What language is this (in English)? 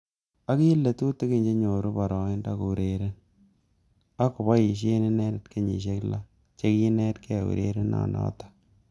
Kalenjin